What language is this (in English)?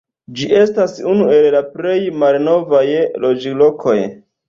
Esperanto